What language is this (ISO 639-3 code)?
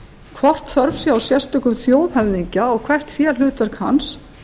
isl